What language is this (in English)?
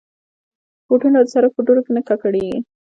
Pashto